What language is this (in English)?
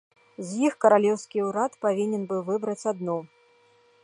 Belarusian